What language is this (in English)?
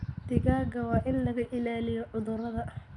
Somali